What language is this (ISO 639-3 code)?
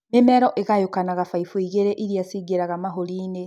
kik